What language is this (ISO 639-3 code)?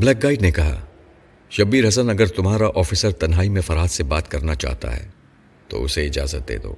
urd